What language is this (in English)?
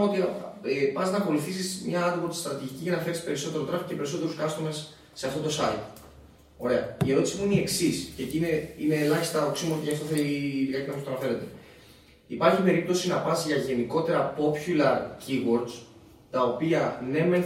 Greek